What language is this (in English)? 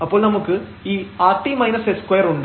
Malayalam